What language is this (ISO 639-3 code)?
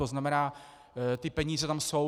ces